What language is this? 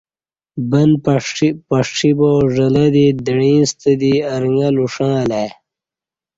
Kati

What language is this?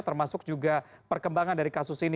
Indonesian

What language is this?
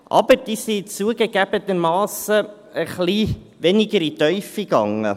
Swiss German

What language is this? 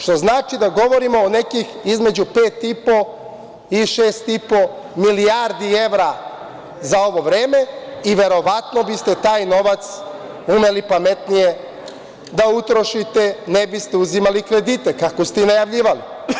Serbian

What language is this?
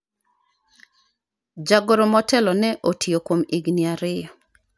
Luo (Kenya and Tanzania)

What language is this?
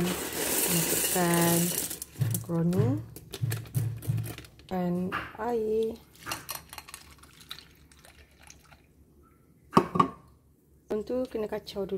Malay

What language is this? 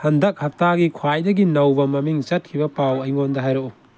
Manipuri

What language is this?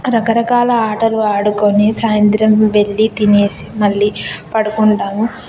Telugu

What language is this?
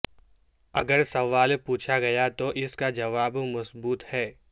Urdu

